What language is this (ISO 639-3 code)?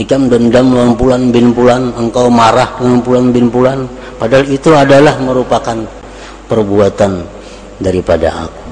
ind